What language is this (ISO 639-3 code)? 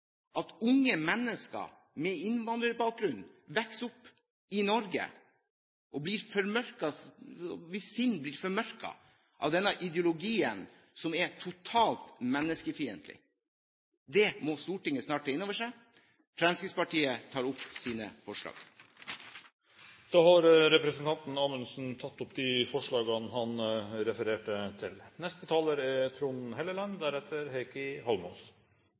nob